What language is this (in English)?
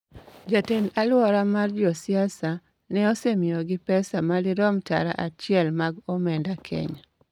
Luo (Kenya and Tanzania)